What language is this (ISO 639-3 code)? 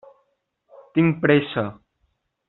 cat